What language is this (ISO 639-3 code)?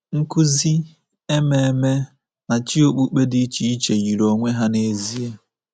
ibo